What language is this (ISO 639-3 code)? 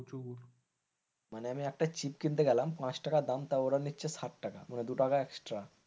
ben